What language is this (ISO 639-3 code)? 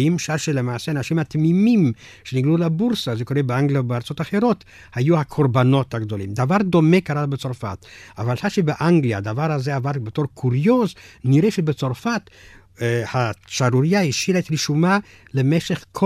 heb